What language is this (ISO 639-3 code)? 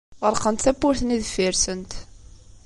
kab